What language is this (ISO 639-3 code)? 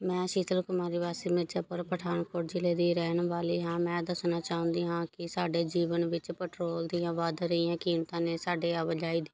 pan